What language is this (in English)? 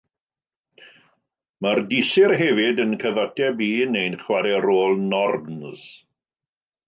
Welsh